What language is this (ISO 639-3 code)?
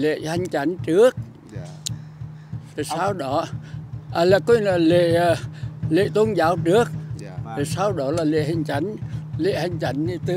vie